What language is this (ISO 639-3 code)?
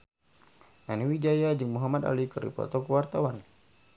sun